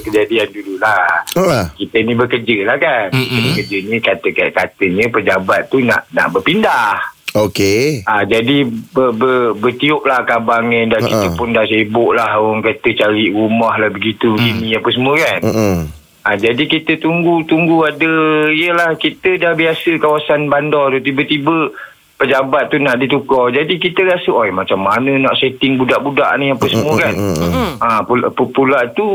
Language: Malay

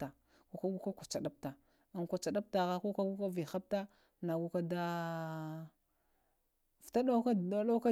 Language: Lamang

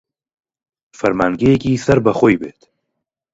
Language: Central Kurdish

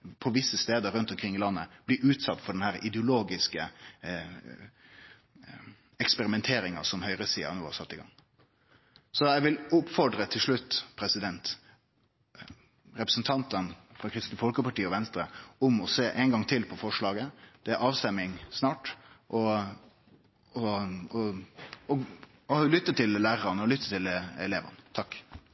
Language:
Norwegian Nynorsk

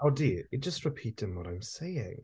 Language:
Welsh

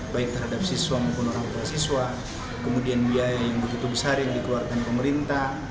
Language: Indonesian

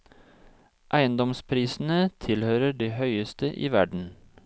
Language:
Norwegian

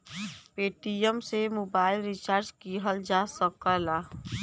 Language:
Bhojpuri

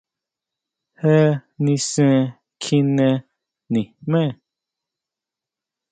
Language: Huautla Mazatec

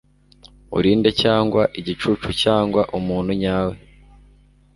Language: Kinyarwanda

